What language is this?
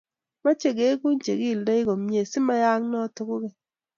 Kalenjin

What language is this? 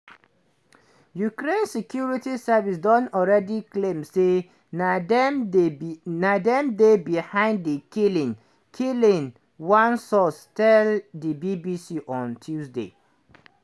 Nigerian Pidgin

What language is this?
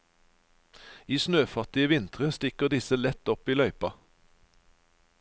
Norwegian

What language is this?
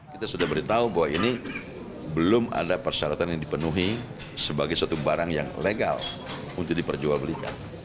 Indonesian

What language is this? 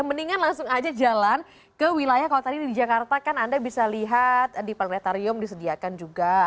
Indonesian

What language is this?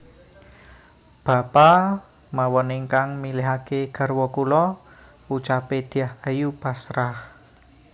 Javanese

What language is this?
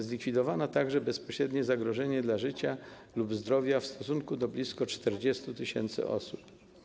Polish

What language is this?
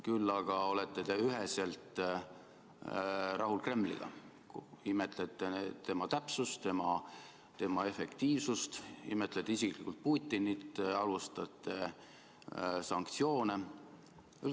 Estonian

